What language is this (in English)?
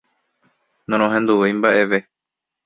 Guarani